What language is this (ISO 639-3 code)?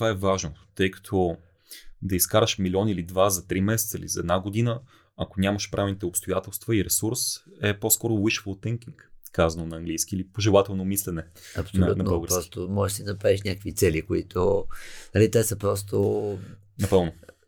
bul